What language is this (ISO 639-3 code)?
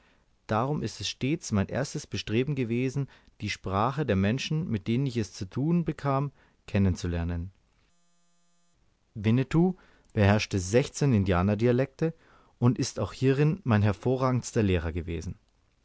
deu